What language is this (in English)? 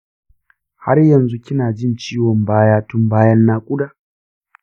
Hausa